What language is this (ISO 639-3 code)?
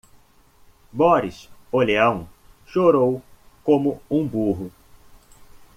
por